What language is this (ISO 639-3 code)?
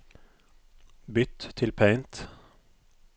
nor